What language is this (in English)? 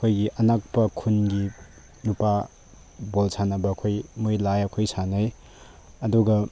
Manipuri